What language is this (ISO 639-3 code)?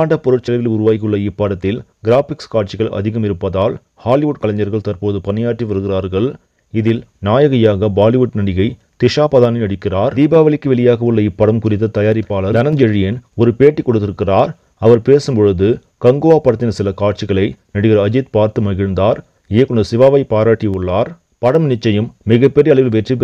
tam